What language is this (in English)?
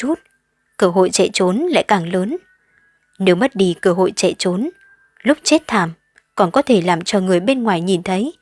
Vietnamese